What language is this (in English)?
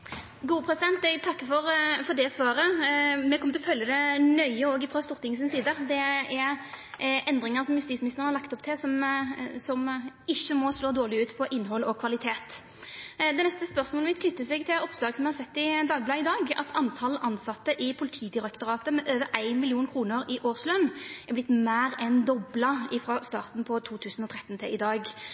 Norwegian Nynorsk